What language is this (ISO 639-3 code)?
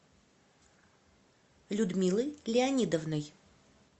rus